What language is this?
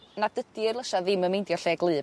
Welsh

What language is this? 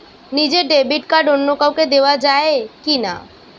Bangla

